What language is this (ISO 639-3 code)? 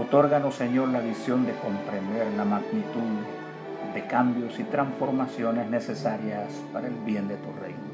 spa